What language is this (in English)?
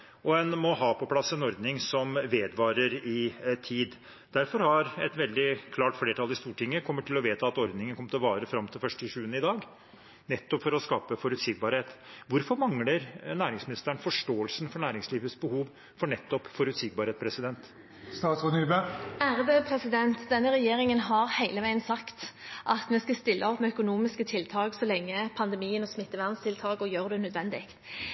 Norwegian Bokmål